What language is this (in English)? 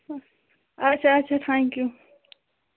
Kashmiri